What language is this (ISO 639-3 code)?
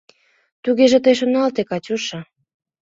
chm